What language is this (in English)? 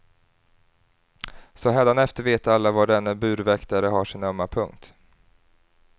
Swedish